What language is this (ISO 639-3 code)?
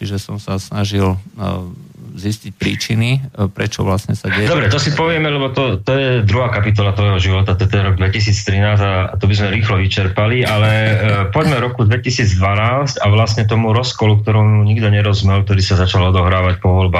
slk